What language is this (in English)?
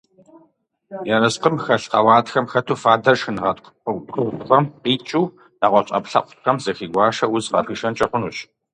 Kabardian